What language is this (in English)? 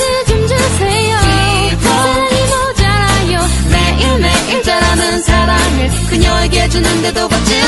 Korean